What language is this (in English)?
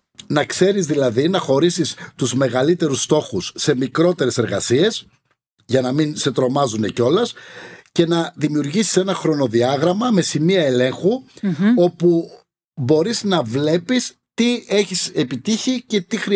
Greek